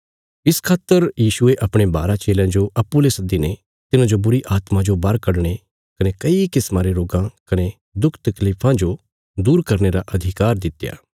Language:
Bilaspuri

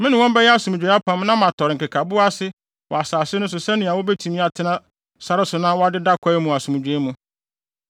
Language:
Akan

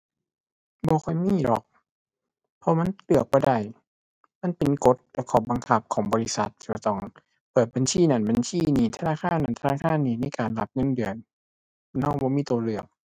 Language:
Thai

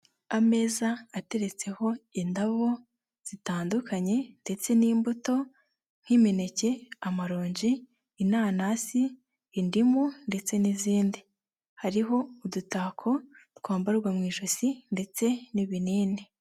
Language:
Kinyarwanda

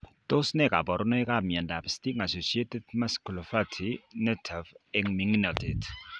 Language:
Kalenjin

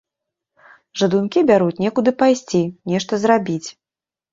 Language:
Belarusian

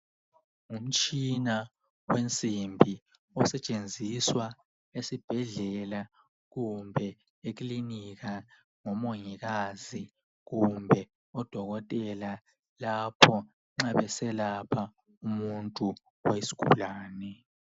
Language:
North Ndebele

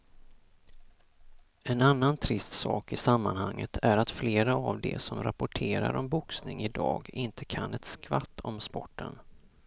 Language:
Swedish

